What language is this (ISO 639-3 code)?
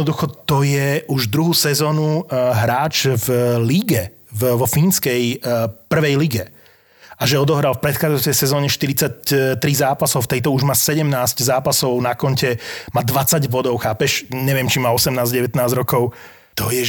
slk